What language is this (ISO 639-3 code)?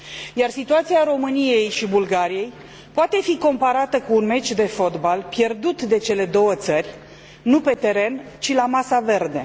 ron